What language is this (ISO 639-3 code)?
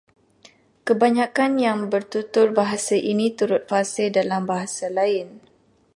msa